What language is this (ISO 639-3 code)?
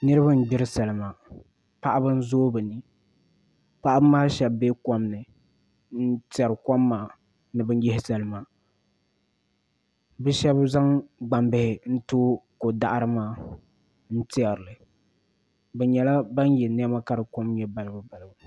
dag